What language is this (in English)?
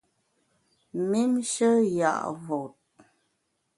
Bamun